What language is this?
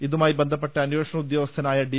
Malayalam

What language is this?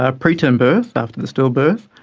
English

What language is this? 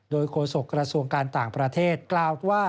Thai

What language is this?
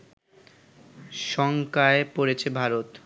Bangla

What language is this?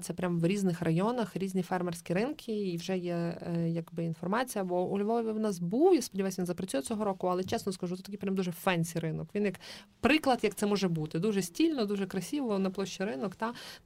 Ukrainian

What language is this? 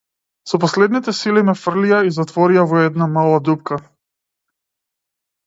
Macedonian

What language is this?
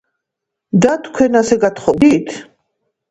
Georgian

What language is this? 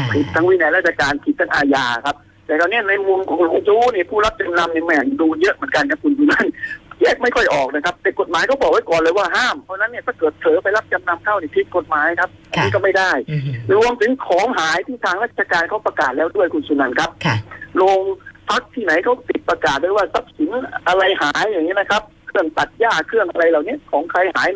Thai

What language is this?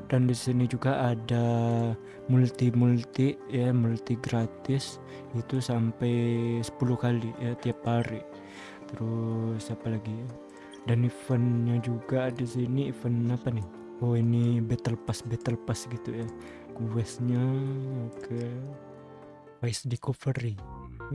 Indonesian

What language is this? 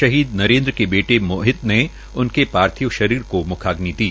Hindi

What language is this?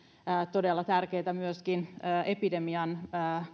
Finnish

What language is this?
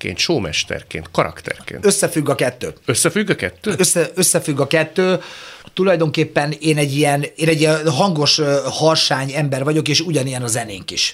Hungarian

